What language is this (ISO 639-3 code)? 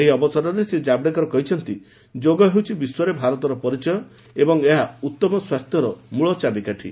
ori